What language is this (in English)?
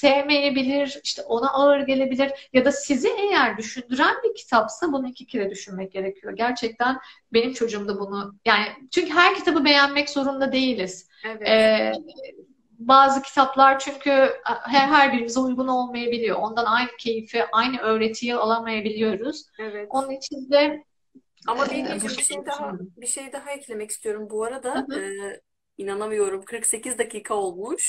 Turkish